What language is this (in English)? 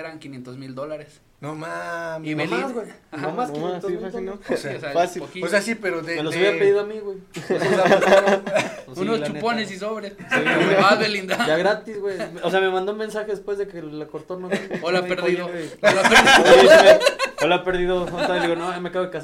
Spanish